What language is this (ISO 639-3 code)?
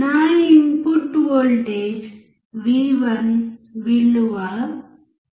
tel